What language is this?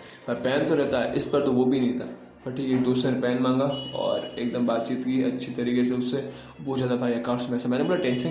Hindi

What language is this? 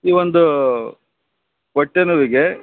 Kannada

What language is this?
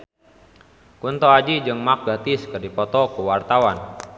Sundanese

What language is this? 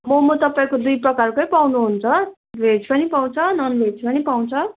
Nepali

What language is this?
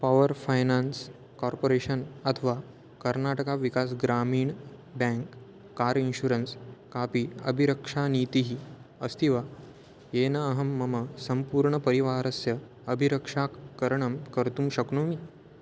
Sanskrit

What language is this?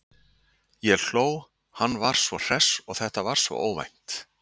Icelandic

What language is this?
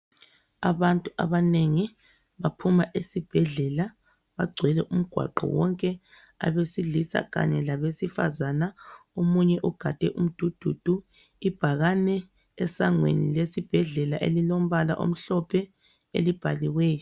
North Ndebele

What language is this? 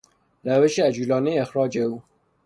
Persian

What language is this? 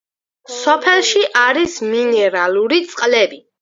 Georgian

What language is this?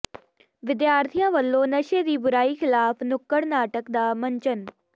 Punjabi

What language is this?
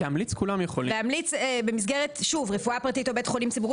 Hebrew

